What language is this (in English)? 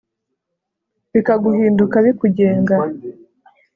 Kinyarwanda